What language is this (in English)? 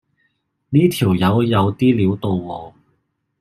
Cantonese